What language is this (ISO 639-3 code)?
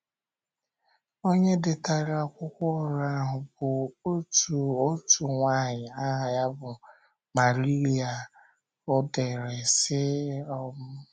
ibo